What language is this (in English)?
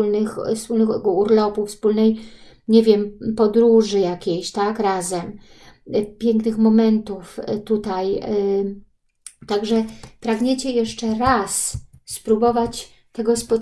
Polish